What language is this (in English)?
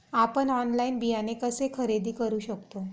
Marathi